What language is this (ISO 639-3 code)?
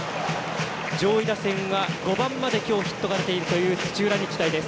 jpn